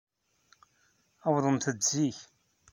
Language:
Kabyle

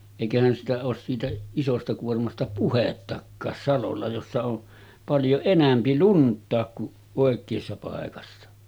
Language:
Finnish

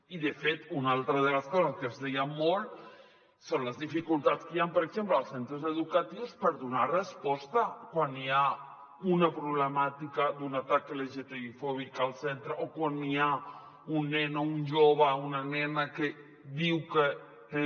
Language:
Catalan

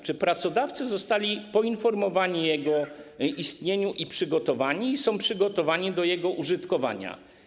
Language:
Polish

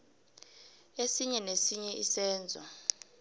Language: South Ndebele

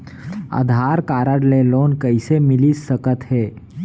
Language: Chhattisgarhi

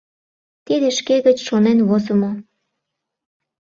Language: Mari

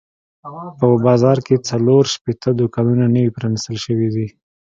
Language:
Pashto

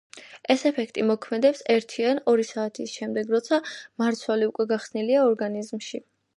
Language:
Georgian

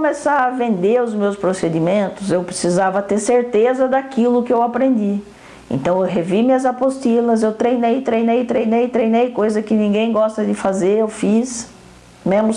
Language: Portuguese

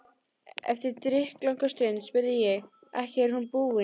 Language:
Icelandic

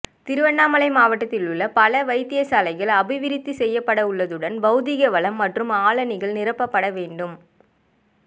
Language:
Tamil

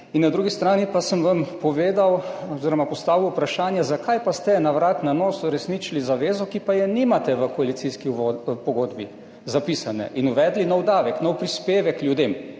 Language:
Slovenian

